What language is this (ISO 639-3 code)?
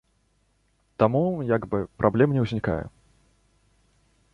bel